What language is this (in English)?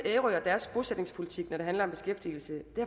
Danish